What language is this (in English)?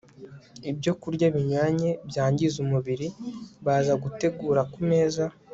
Kinyarwanda